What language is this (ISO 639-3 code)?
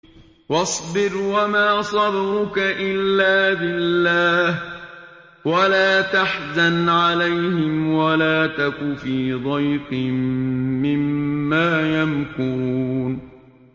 ara